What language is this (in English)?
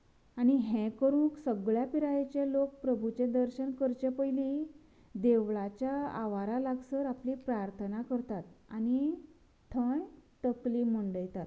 Konkani